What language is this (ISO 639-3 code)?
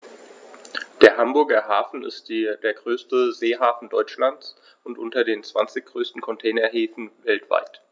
deu